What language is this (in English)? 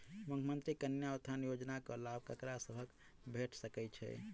Maithili